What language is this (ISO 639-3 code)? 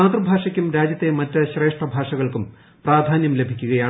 mal